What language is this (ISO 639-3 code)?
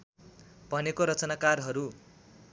nep